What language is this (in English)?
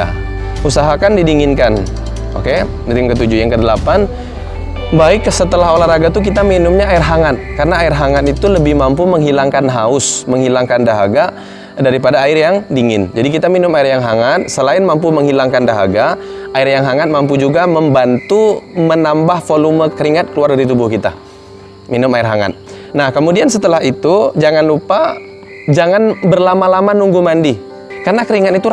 Indonesian